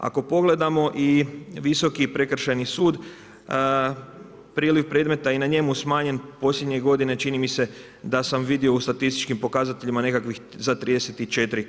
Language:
Croatian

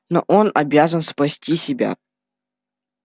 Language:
Russian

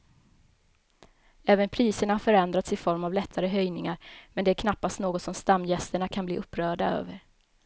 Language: Swedish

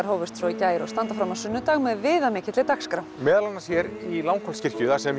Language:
Icelandic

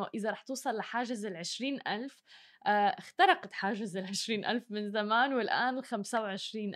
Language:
Arabic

